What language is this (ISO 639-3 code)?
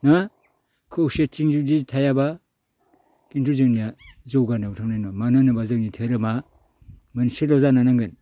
brx